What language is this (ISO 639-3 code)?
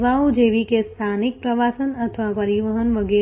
guj